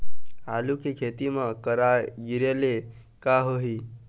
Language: Chhattisgarhi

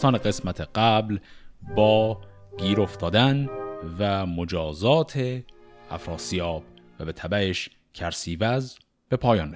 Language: Persian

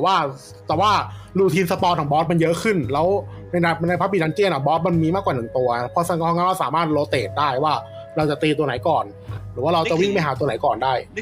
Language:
Thai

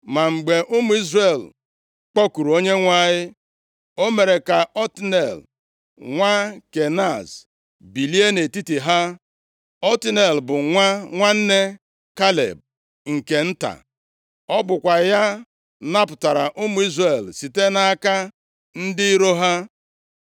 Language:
Igbo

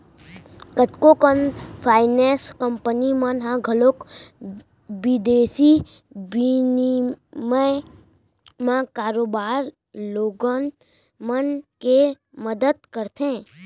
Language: Chhattisgarhi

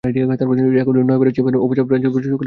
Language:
Bangla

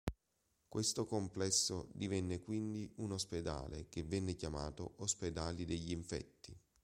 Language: Italian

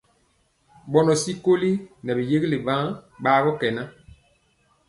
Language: Mpiemo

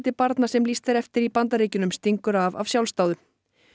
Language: Icelandic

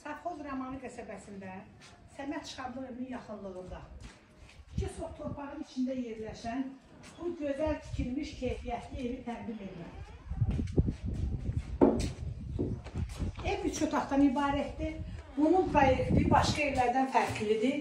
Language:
Turkish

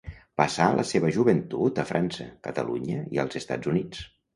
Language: Catalan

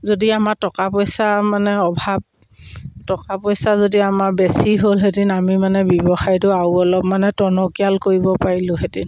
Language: Assamese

